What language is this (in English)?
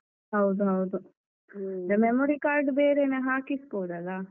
Kannada